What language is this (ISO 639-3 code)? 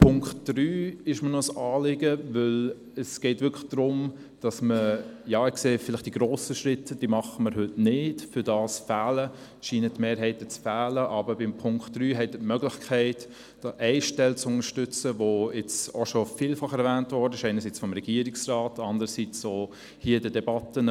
gsw